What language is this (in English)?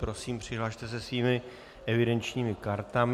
Czech